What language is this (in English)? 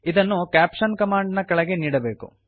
Kannada